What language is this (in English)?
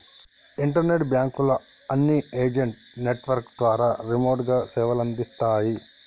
Telugu